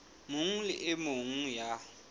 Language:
Southern Sotho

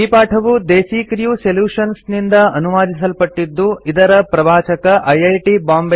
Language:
Kannada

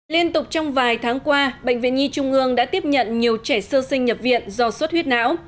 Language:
Vietnamese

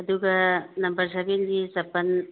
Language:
Manipuri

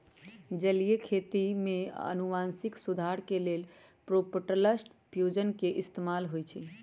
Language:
Magahi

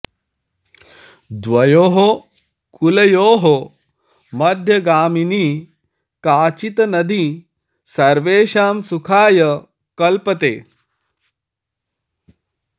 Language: Sanskrit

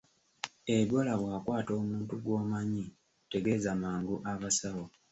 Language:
Ganda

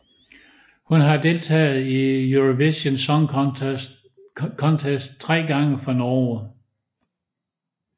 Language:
Danish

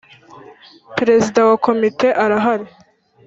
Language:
Kinyarwanda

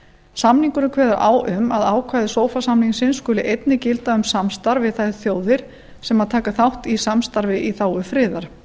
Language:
Icelandic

